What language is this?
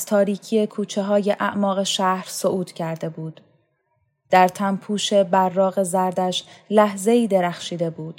Persian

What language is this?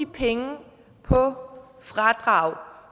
Danish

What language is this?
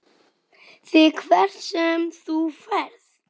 Icelandic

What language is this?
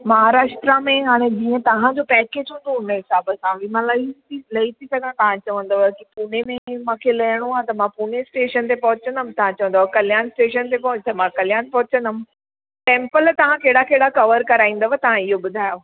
Sindhi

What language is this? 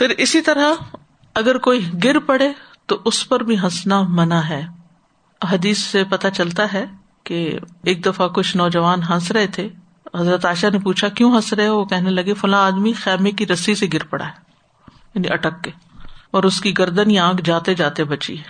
Urdu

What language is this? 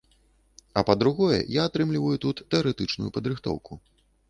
Belarusian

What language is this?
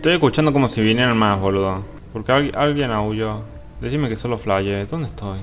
Spanish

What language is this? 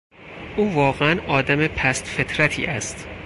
Persian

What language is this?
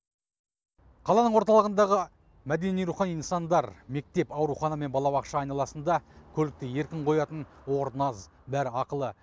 Kazakh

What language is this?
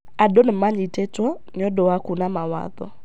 Kikuyu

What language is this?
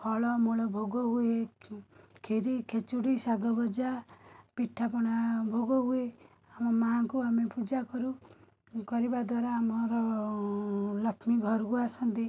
Odia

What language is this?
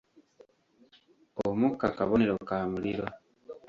Ganda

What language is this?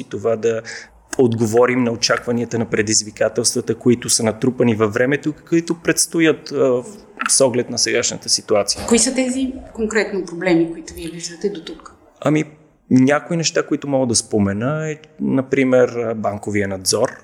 Bulgarian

